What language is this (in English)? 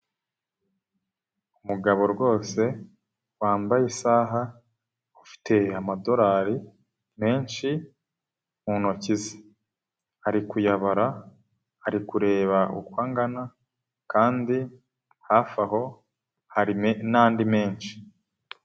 Kinyarwanda